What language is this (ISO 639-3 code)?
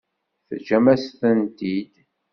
kab